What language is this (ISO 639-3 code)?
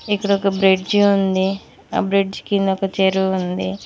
tel